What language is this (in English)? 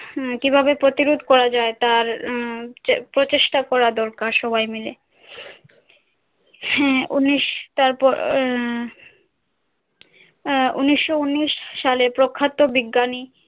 Bangla